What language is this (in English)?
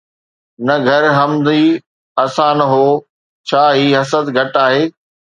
Sindhi